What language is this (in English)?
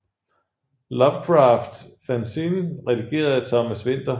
Danish